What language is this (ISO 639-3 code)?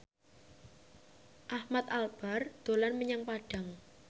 jav